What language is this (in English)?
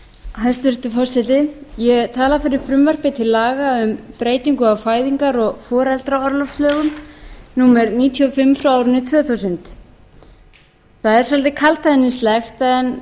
Icelandic